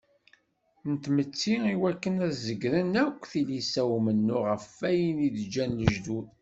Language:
Kabyle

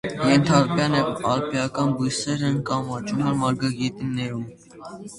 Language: Armenian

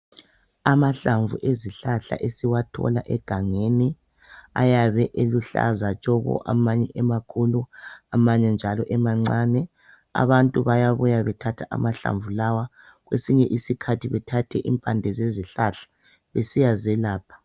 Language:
North Ndebele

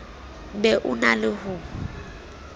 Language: Southern Sotho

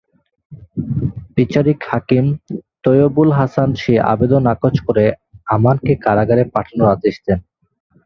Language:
Bangla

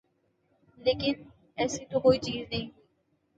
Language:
Urdu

